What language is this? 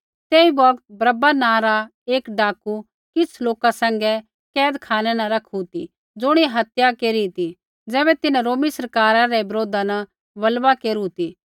Kullu Pahari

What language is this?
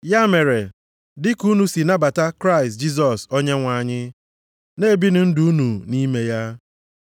Igbo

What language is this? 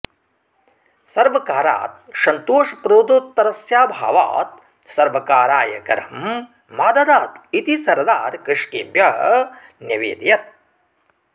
Sanskrit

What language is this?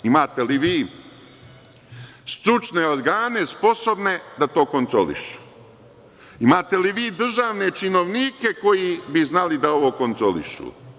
Serbian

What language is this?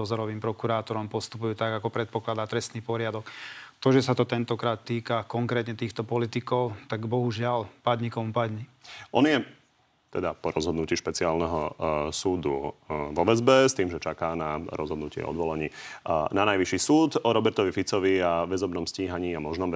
Slovak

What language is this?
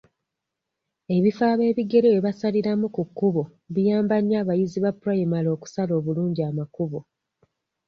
Ganda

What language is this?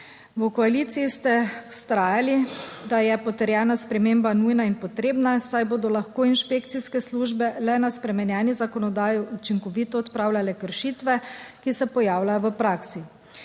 Slovenian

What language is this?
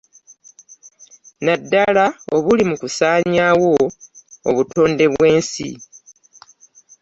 Ganda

